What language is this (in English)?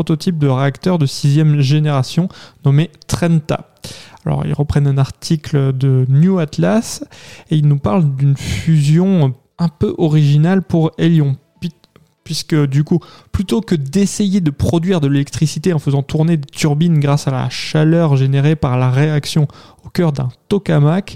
French